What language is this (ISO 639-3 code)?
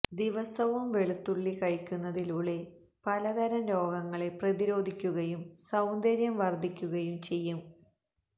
mal